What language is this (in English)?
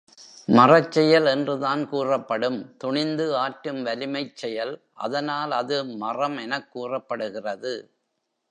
Tamil